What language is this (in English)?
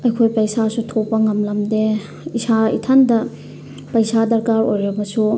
Manipuri